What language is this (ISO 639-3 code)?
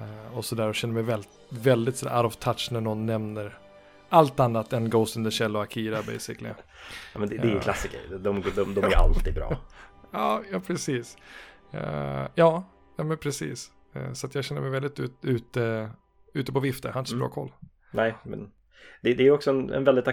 swe